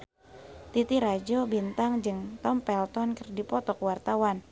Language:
Sundanese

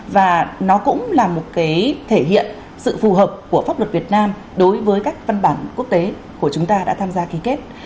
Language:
Vietnamese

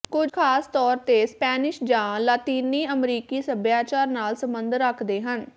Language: Punjabi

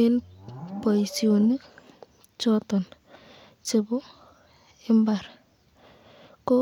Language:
Kalenjin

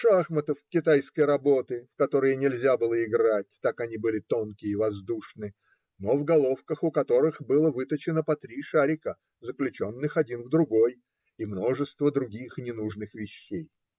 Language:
Russian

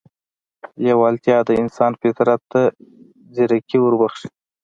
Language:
Pashto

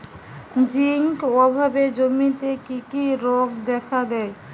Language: Bangla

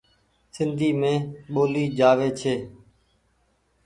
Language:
Goaria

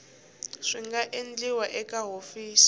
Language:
Tsonga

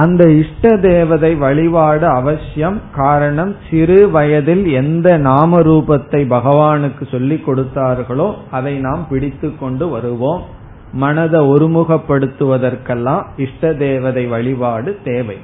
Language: Tamil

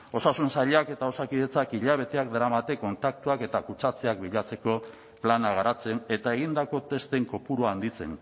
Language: Basque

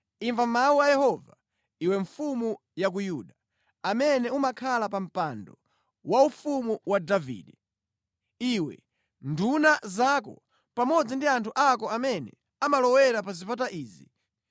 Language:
Nyanja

